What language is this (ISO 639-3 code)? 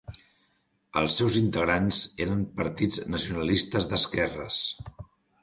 cat